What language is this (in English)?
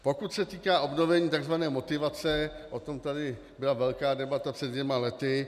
Czech